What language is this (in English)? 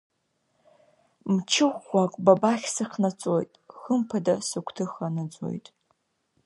Abkhazian